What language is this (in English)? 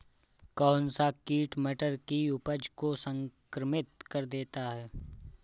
Hindi